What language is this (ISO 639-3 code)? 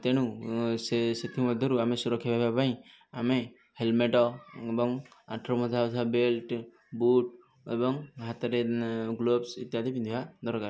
ori